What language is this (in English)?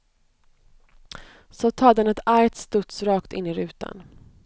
Swedish